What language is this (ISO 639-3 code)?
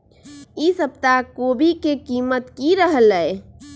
mag